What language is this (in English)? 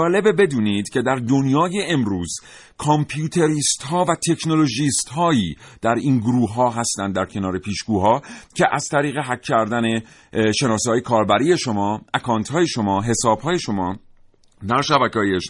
Persian